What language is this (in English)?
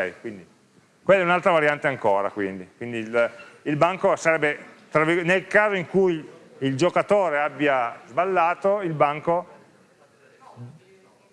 Italian